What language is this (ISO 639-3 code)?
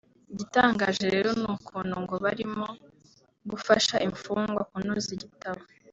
kin